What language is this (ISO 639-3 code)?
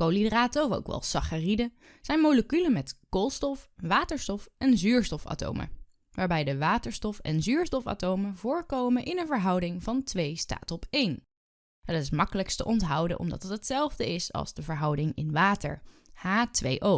nld